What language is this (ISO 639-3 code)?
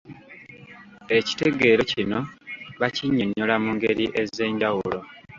lug